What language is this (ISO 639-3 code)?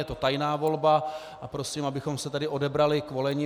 ces